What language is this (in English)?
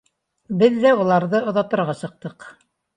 Bashkir